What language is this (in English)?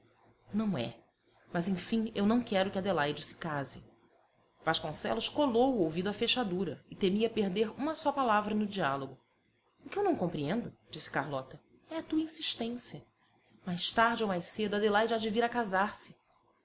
Portuguese